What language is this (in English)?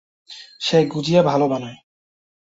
Bangla